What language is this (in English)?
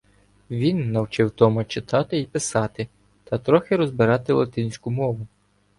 Ukrainian